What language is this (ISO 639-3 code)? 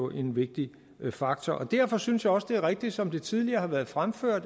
dan